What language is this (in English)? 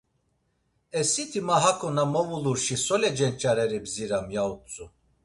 Laz